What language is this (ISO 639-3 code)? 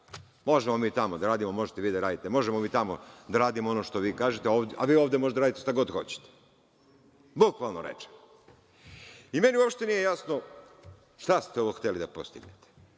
srp